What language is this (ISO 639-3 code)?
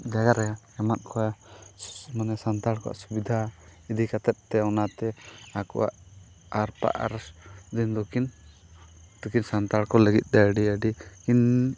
sat